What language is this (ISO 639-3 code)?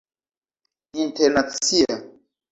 epo